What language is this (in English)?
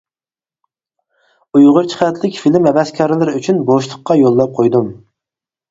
Uyghur